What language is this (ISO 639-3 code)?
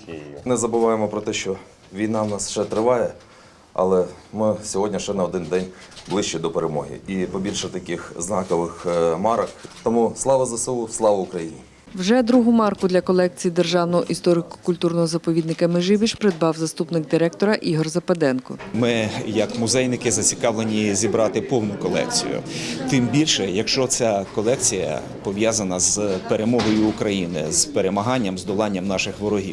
ukr